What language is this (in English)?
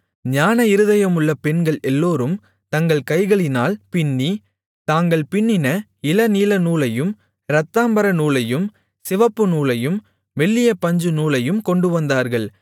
Tamil